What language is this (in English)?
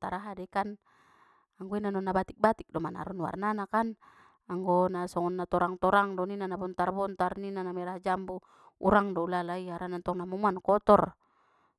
Batak Mandailing